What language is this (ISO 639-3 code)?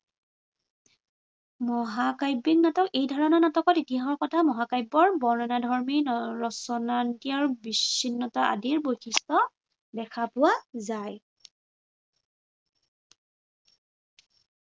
asm